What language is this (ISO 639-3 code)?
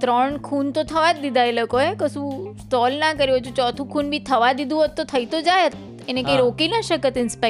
guj